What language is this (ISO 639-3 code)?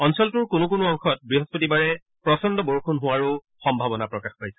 asm